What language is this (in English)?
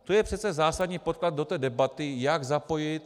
Czech